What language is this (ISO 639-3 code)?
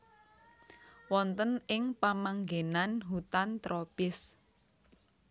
jav